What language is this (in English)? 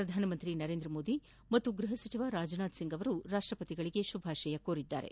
Kannada